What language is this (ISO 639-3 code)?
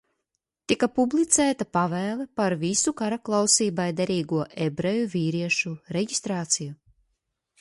lav